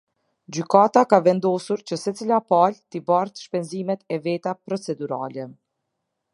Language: Albanian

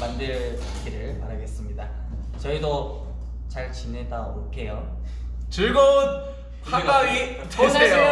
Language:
Korean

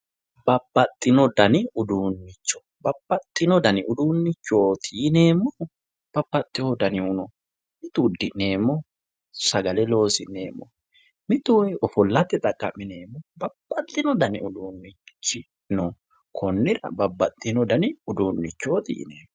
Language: Sidamo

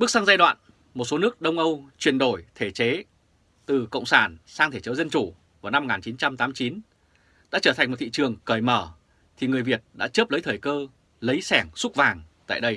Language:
Vietnamese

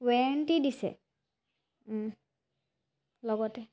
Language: Assamese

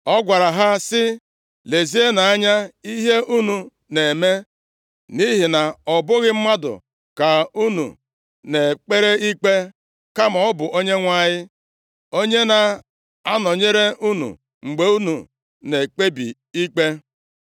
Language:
Igbo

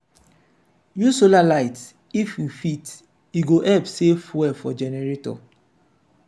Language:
Nigerian Pidgin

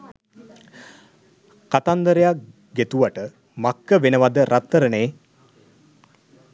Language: Sinhala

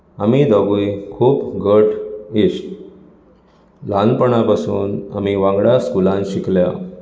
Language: Konkani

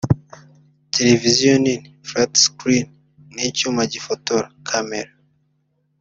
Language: Kinyarwanda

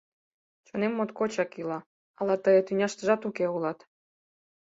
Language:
Mari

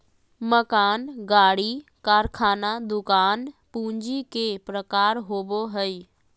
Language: Magahi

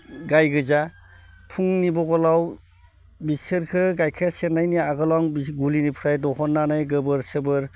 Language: Bodo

